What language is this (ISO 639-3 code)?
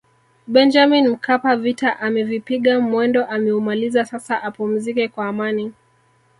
swa